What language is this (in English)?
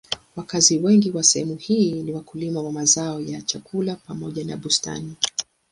Swahili